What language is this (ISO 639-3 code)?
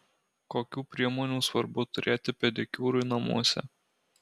lit